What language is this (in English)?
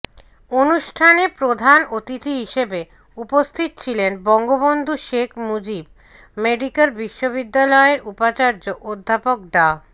Bangla